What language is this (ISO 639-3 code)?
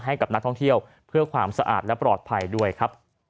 tha